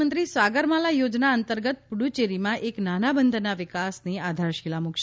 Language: Gujarati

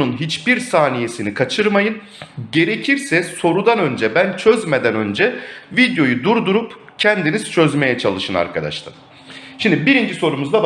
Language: Turkish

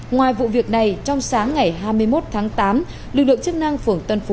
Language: Vietnamese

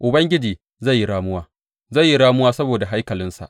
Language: Hausa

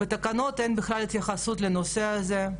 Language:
Hebrew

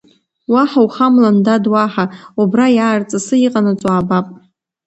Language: Abkhazian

